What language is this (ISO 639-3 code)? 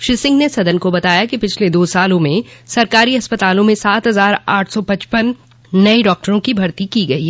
hin